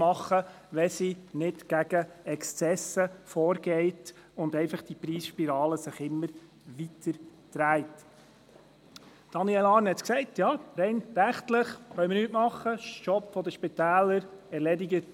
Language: Swiss German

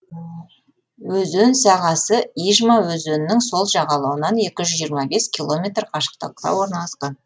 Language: Kazakh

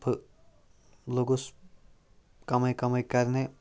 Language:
Kashmiri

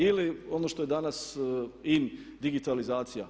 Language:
Croatian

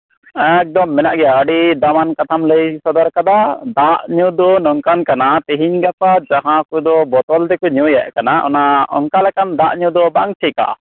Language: Santali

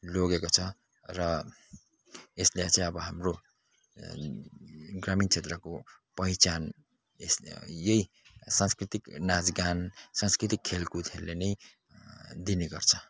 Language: Nepali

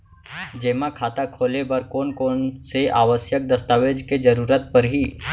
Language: Chhattisgarhi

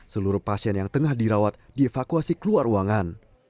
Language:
Indonesian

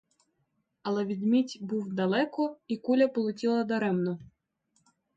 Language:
Ukrainian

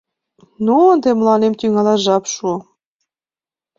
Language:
Mari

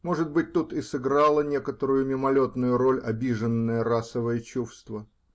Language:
Russian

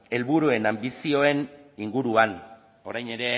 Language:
Basque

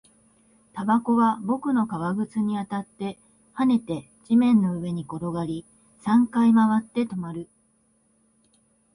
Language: Japanese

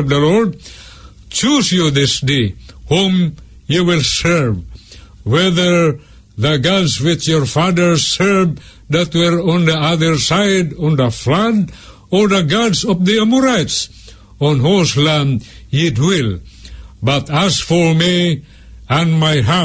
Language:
Filipino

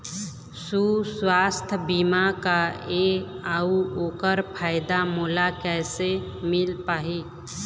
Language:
Chhattisgarhi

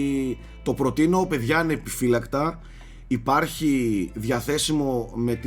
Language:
Greek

